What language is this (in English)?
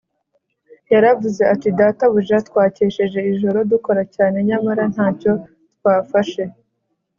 Kinyarwanda